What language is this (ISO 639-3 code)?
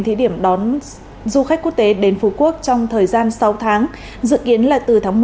vie